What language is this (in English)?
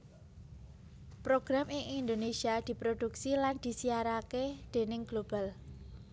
Javanese